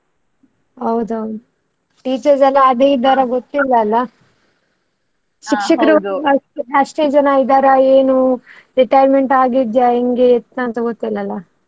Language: Kannada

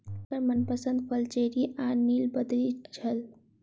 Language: Maithili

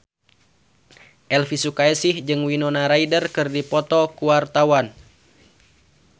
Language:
Sundanese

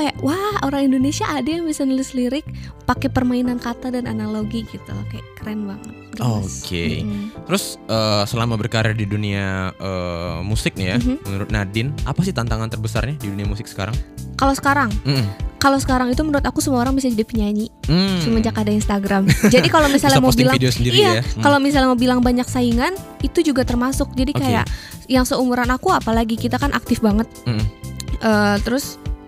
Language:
Indonesian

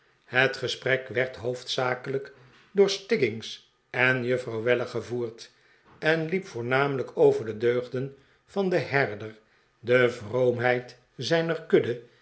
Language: Dutch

